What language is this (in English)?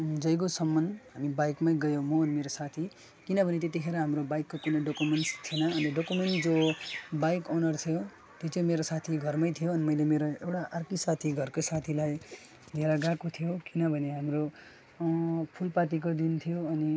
Nepali